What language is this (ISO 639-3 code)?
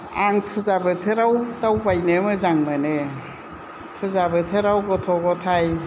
brx